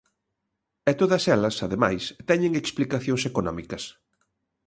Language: Galician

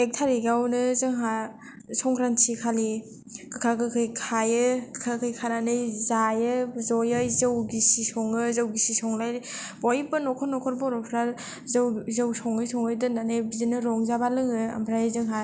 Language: Bodo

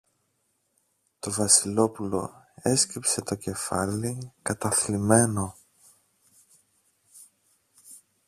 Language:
Greek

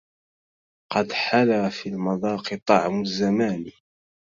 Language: Arabic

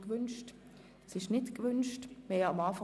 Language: Swiss German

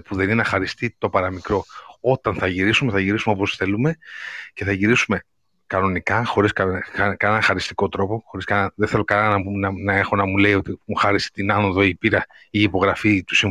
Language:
Greek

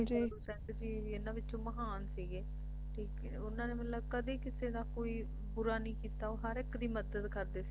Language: Punjabi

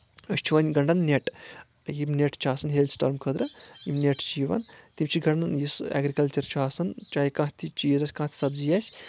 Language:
Kashmiri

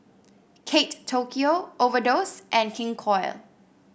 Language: English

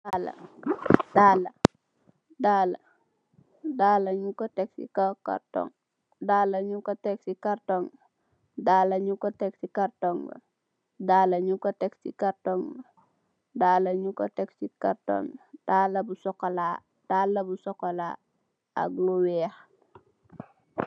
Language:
Wolof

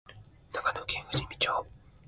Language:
Japanese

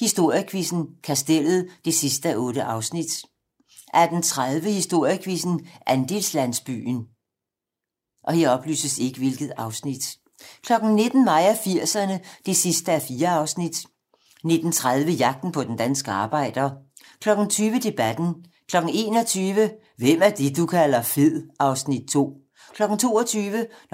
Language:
Danish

